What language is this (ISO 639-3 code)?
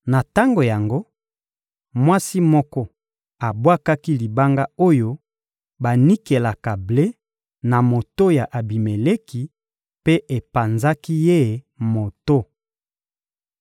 lin